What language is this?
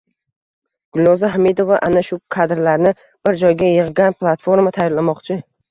Uzbek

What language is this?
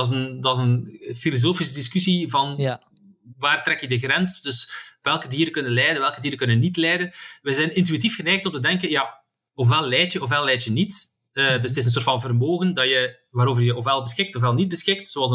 Dutch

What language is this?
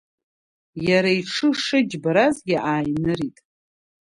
Abkhazian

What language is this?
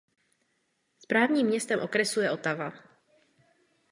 Czech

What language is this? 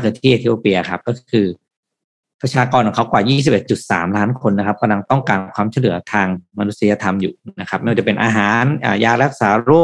Thai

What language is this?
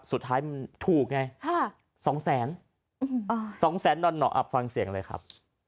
Thai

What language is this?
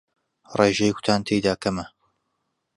Central Kurdish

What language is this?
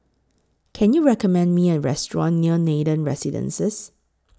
English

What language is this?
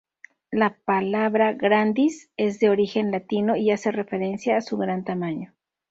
Spanish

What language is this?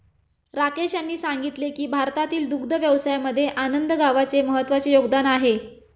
Marathi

